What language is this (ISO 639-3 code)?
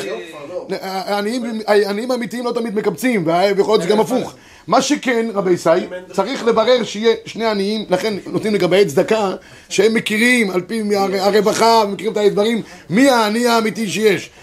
heb